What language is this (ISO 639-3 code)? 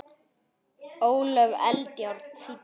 isl